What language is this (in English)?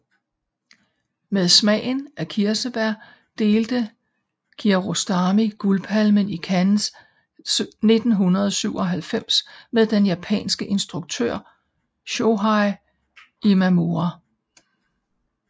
Danish